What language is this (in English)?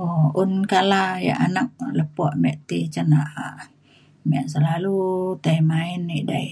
Mainstream Kenyah